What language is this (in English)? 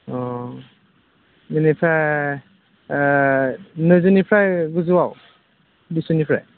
Bodo